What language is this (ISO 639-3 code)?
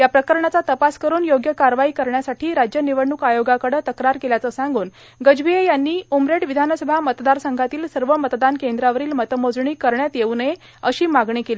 mar